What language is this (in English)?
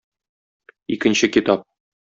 Tatar